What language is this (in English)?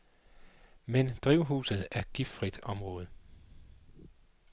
Danish